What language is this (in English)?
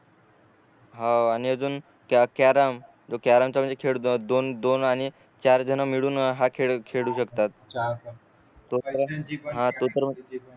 Marathi